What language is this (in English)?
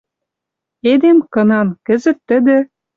Western Mari